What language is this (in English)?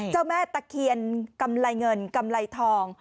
Thai